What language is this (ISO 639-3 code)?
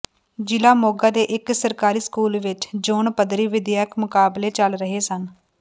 pan